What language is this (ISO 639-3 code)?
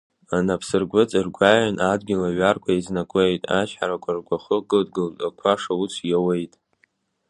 abk